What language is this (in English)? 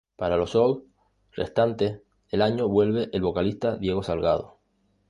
Spanish